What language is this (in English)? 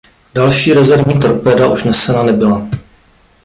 Czech